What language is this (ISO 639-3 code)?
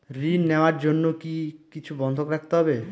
ben